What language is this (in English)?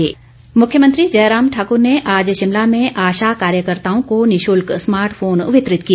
Hindi